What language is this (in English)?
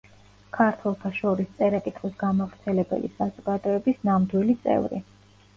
Georgian